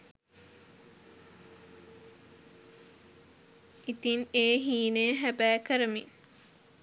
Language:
Sinhala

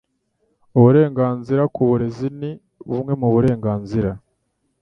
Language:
Kinyarwanda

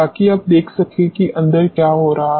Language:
Hindi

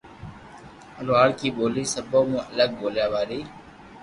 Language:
Loarki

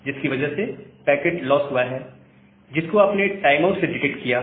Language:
Hindi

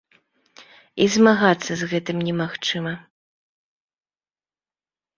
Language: Belarusian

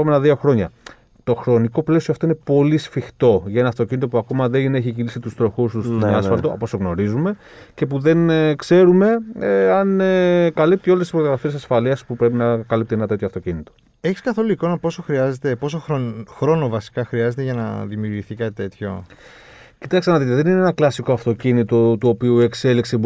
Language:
Greek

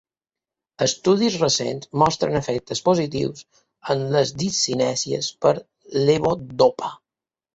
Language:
Catalan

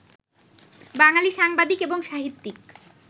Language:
Bangla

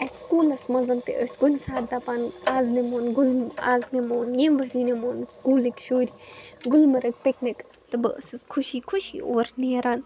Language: Kashmiri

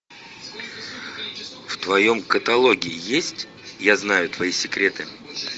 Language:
Russian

